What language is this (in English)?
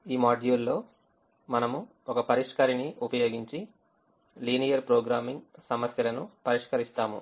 Telugu